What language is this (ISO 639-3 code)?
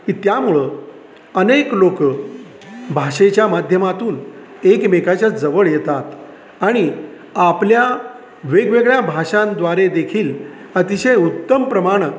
mar